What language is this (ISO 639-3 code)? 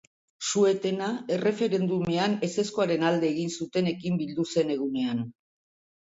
eus